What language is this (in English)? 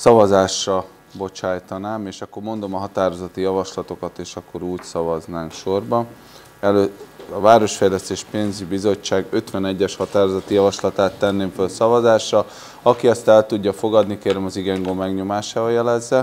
Hungarian